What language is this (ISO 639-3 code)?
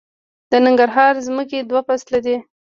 pus